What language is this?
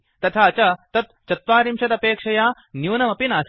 Sanskrit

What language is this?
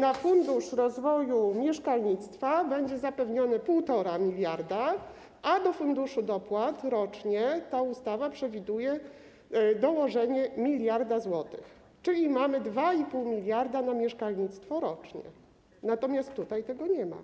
Polish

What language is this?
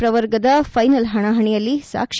Kannada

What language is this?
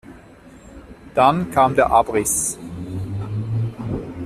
German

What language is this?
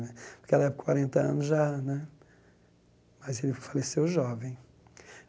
Portuguese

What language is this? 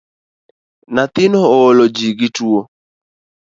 Luo (Kenya and Tanzania)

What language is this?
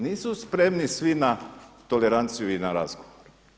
Croatian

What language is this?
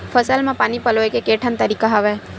Chhattisgarhi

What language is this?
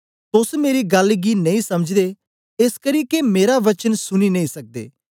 Dogri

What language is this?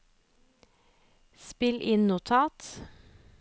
Norwegian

